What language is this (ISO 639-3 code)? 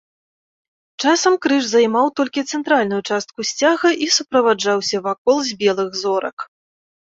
bel